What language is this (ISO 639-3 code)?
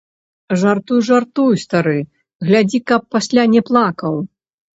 bel